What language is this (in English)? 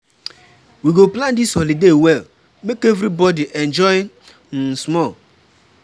Nigerian Pidgin